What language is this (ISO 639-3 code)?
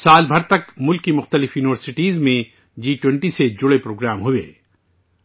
urd